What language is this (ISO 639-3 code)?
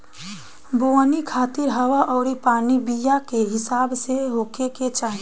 bho